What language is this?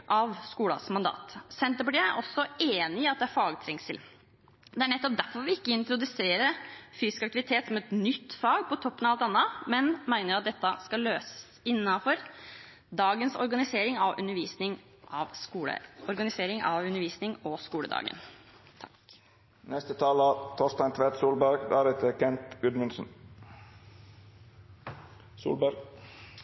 Norwegian Bokmål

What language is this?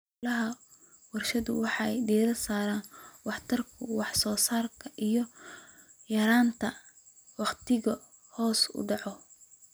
Somali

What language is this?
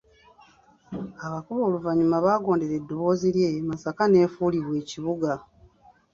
Ganda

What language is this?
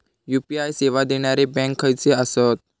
Marathi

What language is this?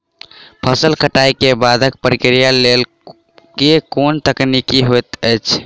Maithili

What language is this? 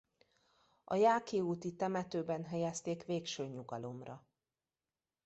Hungarian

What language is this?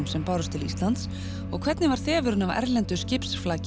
Icelandic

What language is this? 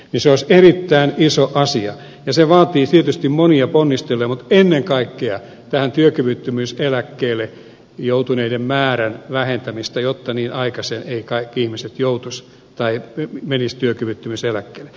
Finnish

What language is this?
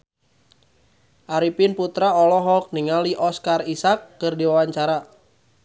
Sundanese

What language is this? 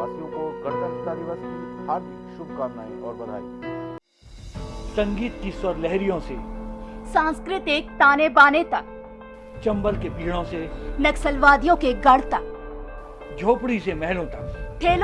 Hindi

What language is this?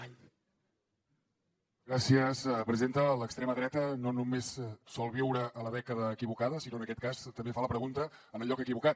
Catalan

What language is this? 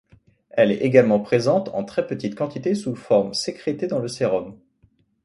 French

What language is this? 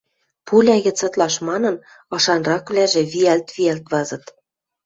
Western Mari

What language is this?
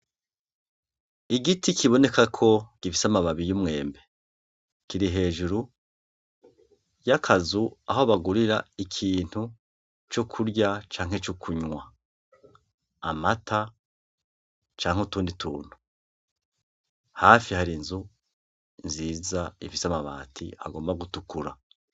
Rundi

